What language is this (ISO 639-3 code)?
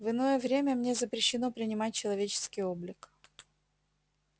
rus